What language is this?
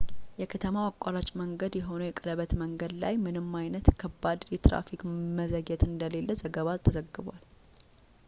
Amharic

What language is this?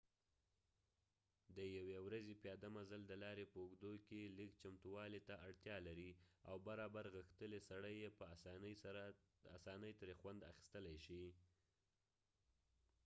Pashto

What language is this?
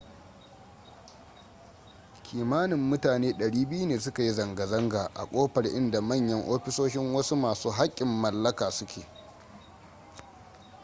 Hausa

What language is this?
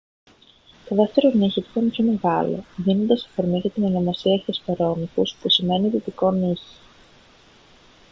Greek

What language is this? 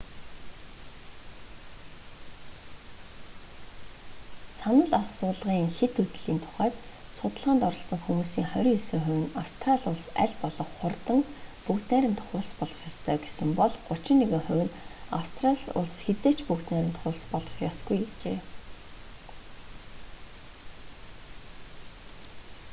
Mongolian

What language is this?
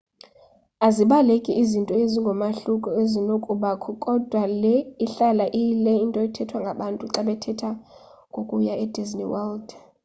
Xhosa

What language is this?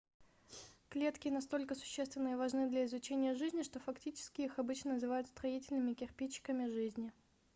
Russian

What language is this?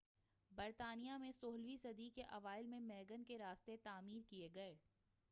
Urdu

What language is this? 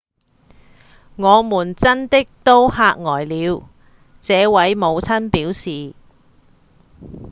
Cantonese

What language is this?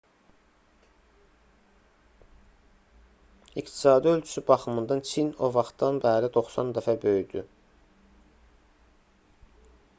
Azerbaijani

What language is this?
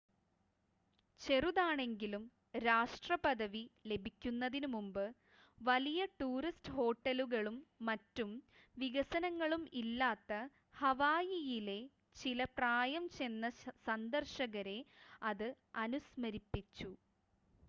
Malayalam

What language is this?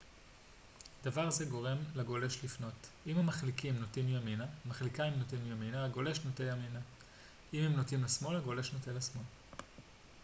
Hebrew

